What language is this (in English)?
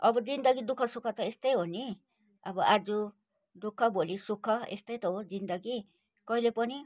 Nepali